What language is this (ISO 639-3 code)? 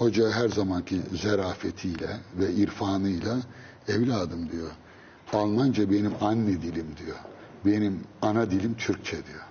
tur